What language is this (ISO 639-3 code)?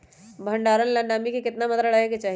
mag